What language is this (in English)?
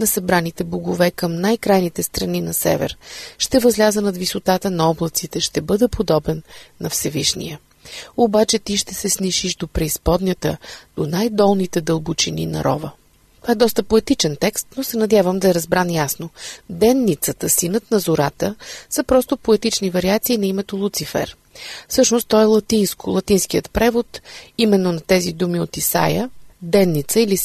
Bulgarian